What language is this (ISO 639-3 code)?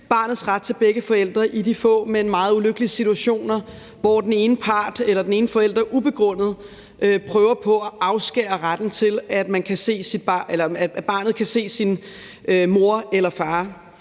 dan